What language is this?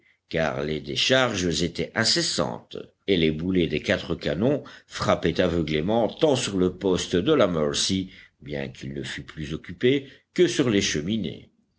French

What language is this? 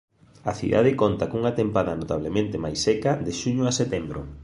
Galician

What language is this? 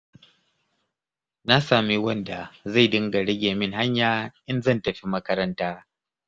Hausa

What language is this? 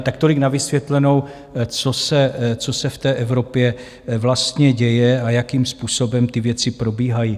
Czech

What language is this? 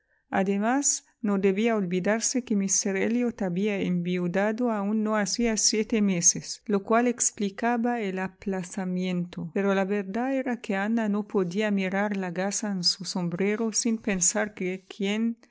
Spanish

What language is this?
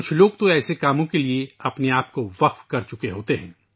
Urdu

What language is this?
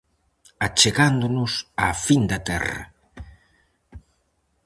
Galician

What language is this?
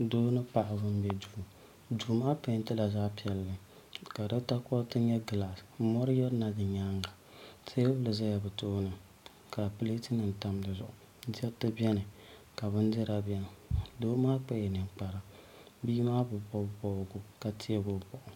Dagbani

